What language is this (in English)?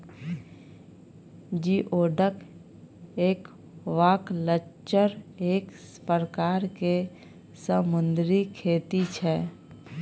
Maithili